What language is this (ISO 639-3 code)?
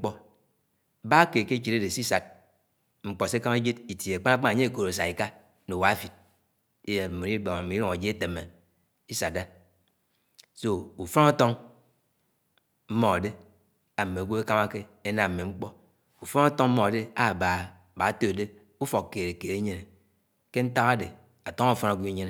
anw